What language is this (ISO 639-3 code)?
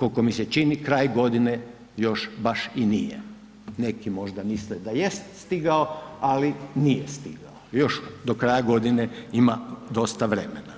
hrv